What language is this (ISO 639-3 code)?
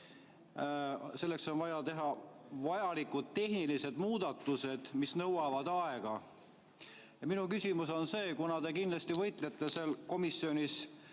est